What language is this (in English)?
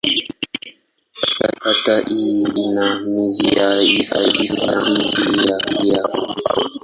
Swahili